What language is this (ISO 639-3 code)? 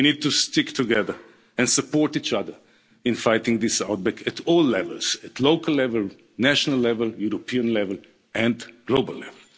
eng